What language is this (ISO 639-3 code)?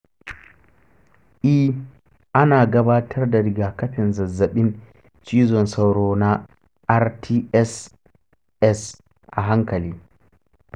hau